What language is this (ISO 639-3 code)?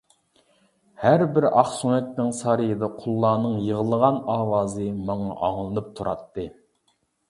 uig